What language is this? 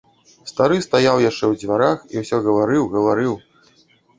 Belarusian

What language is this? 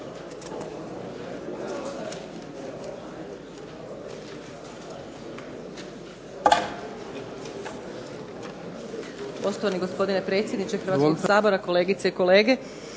Croatian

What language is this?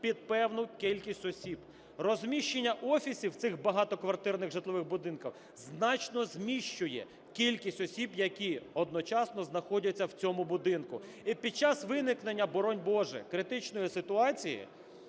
Ukrainian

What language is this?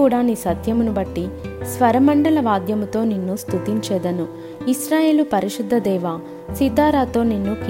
Telugu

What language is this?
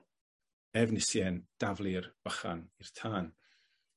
Welsh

